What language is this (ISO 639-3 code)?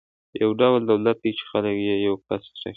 pus